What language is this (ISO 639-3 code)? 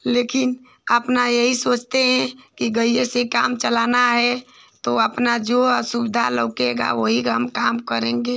hin